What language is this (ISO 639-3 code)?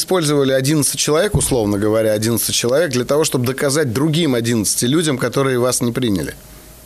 rus